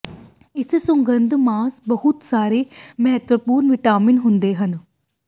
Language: Punjabi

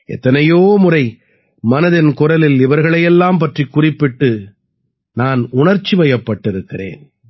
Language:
Tamil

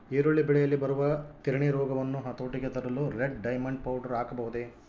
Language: Kannada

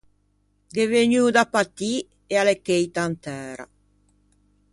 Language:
Ligurian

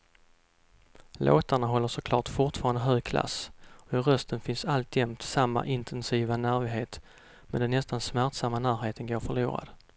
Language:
Swedish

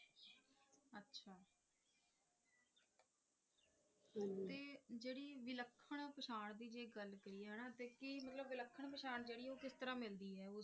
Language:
Punjabi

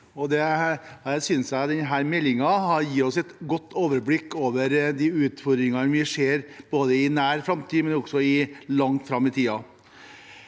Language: Norwegian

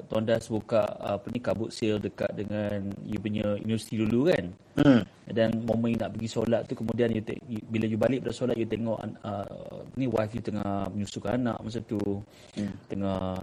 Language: Malay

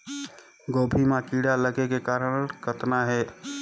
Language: Chhattisgarhi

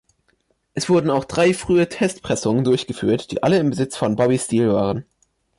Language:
German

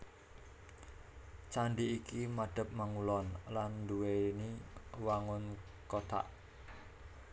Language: Javanese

